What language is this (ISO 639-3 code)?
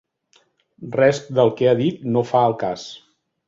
cat